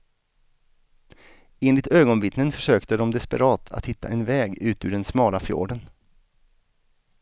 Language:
Swedish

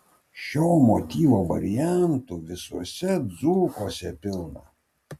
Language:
Lithuanian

